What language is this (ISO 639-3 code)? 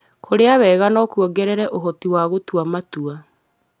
kik